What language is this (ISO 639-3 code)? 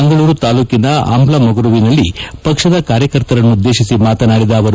kan